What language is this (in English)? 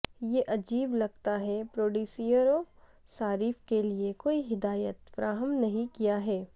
Urdu